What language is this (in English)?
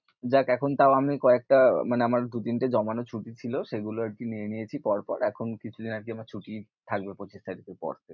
Bangla